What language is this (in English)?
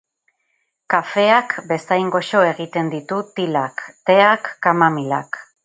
Basque